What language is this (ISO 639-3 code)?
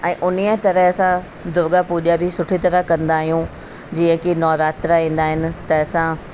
snd